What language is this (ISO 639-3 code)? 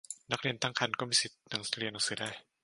tha